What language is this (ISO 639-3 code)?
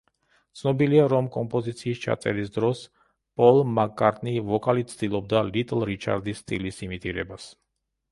kat